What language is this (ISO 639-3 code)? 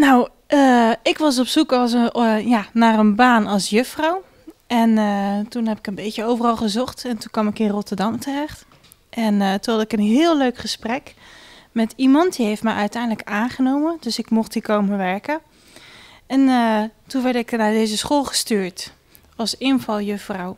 nld